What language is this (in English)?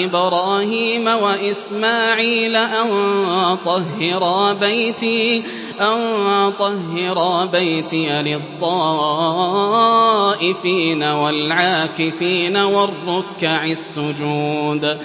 Arabic